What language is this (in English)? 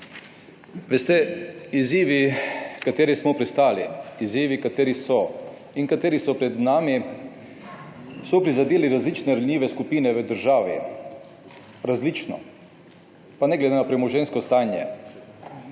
Slovenian